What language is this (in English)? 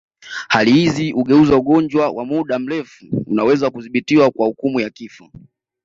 Swahili